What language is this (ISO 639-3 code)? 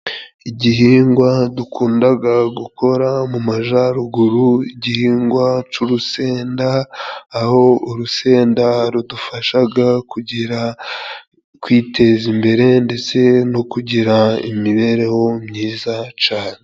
kin